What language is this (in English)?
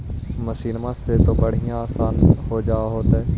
Magahi